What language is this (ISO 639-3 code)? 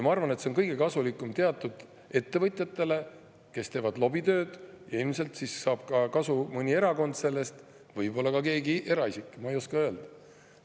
est